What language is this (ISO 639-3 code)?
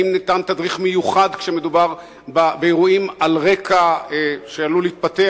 heb